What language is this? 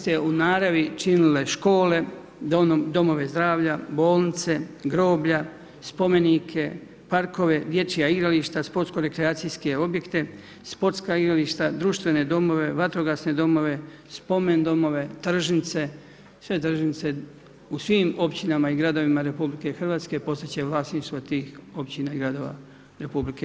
Croatian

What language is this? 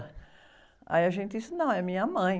Portuguese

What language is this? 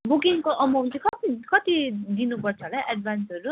Nepali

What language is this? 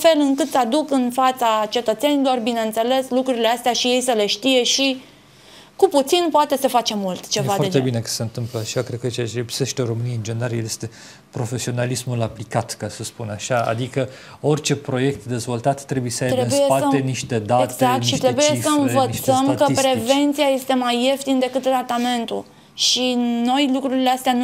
Romanian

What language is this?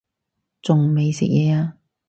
Cantonese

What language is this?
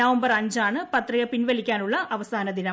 Malayalam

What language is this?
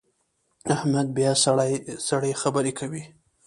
Pashto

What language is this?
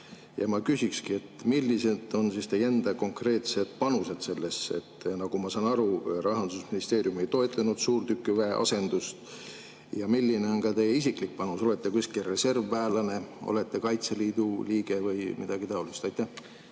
Estonian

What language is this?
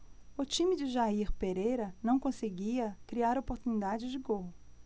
Portuguese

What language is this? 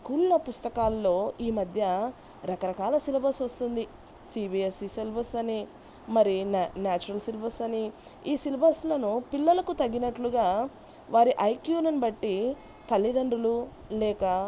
Telugu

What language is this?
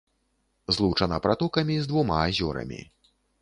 Belarusian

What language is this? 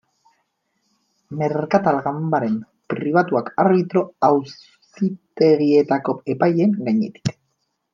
Basque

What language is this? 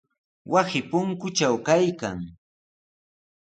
Sihuas Ancash Quechua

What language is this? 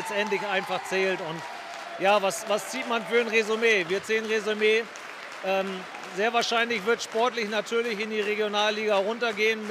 German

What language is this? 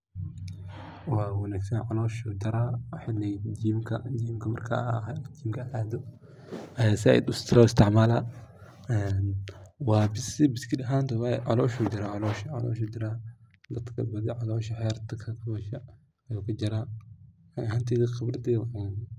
Somali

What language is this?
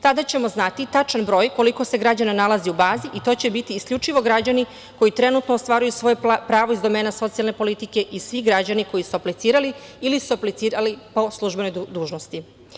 Serbian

